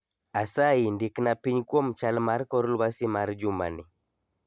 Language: Luo (Kenya and Tanzania)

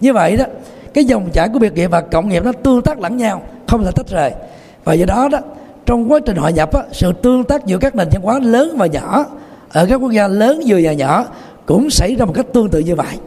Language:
Vietnamese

